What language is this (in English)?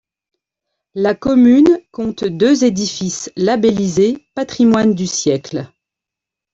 French